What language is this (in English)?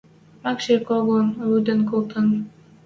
Western Mari